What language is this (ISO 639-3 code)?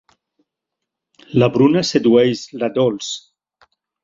cat